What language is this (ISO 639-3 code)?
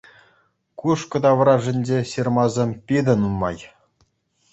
chv